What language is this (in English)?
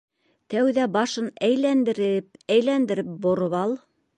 Bashkir